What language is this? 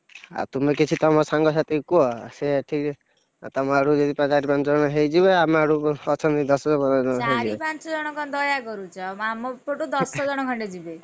Odia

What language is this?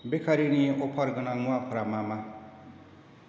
Bodo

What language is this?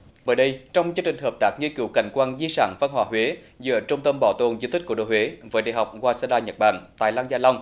Vietnamese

